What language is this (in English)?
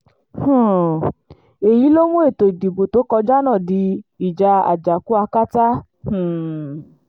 Yoruba